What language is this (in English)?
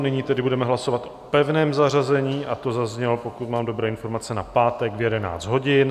Czech